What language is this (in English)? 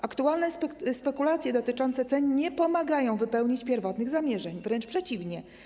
Polish